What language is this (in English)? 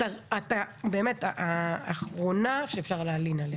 Hebrew